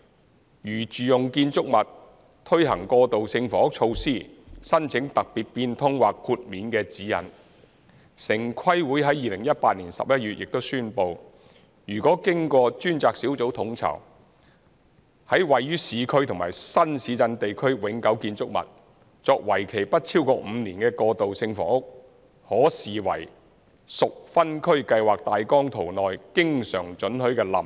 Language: Cantonese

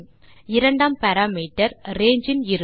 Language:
Tamil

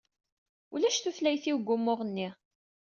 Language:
Kabyle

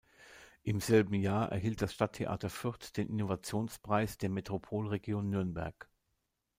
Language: German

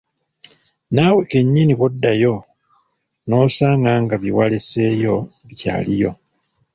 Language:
Ganda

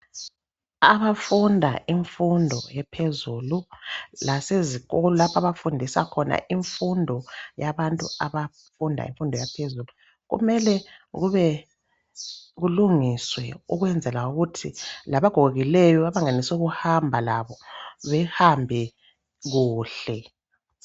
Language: North Ndebele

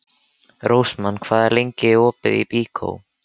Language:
Icelandic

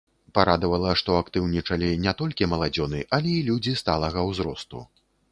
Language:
Belarusian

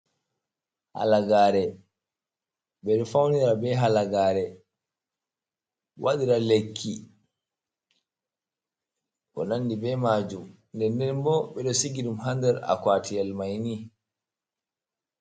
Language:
Fula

